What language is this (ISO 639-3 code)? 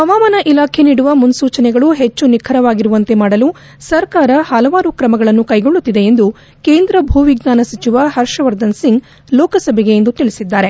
kan